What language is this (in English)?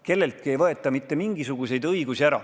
Estonian